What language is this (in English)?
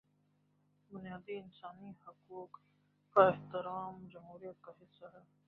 Urdu